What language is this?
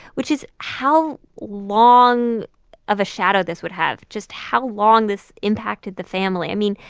English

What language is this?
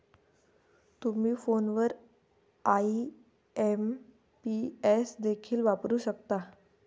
Marathi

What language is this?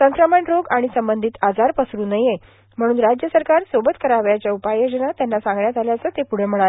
Marathi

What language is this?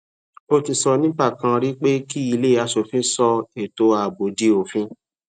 Yoruba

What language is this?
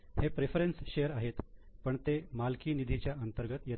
Marathi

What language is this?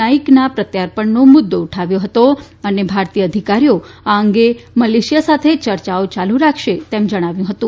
Gujarati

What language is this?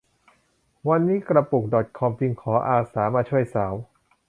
Thai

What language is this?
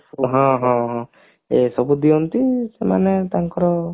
Odia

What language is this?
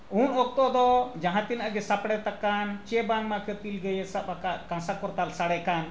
Santali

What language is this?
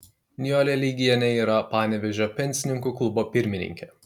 Lithuanian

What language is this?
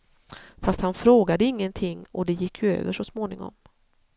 Swedish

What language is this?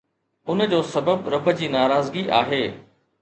Sindhi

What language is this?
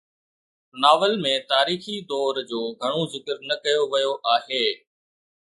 Sindhi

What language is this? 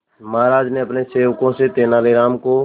Hindi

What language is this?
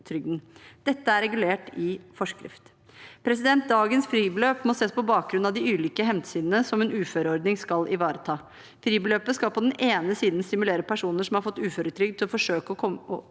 Norwegian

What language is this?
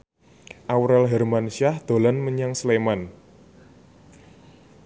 Javanese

